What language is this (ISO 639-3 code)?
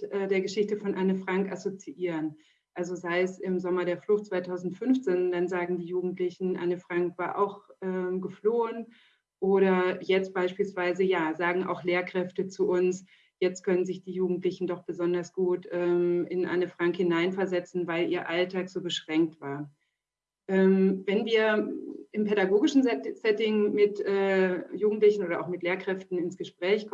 deu